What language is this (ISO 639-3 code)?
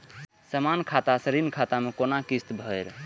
mai